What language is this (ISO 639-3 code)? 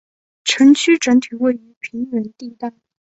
zho